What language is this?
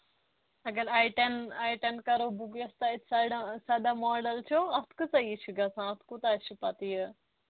Kashmiri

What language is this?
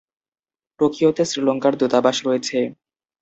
Bangla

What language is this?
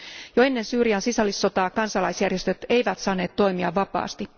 Finnish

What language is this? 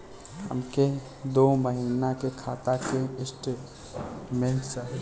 Bhojpuri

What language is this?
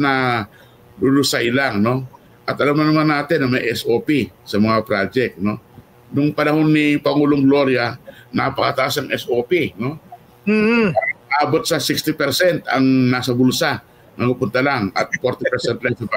Filipino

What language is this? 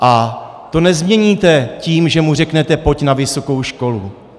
Czech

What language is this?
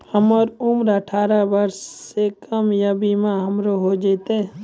Maithili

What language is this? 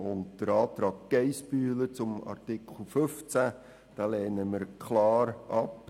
Swiss German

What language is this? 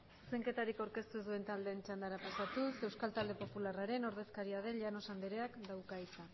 Basque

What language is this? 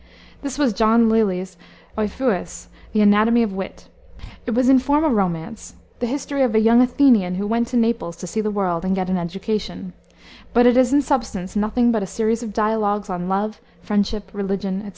English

